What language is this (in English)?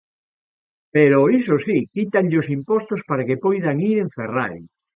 Galician